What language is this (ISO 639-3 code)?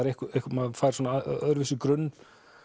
isl